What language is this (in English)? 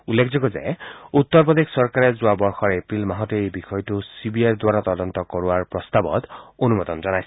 Assamese